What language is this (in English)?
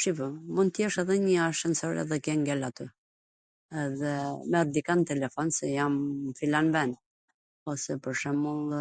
Gheg Albanian